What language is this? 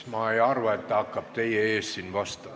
Estonian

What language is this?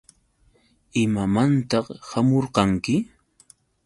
Yauyos Quechua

